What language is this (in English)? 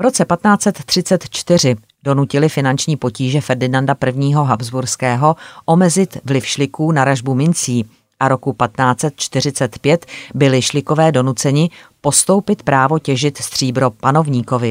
Czech